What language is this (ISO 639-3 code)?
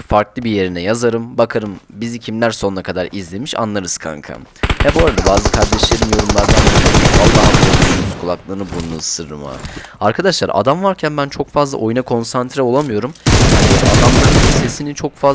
tur